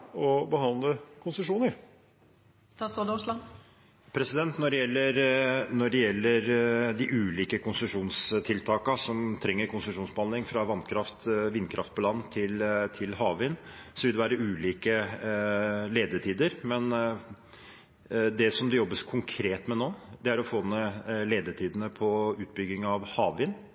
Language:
Norwegian Bokmål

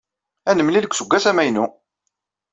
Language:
Kabyle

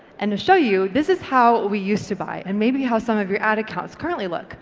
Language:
English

